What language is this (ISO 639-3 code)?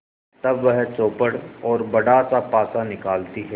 hin